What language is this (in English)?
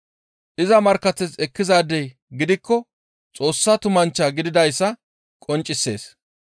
Gamo